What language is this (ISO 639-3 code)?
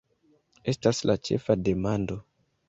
epo